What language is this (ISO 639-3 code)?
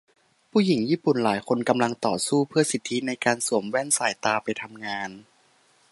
tha